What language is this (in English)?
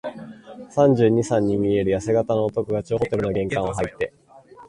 Japanese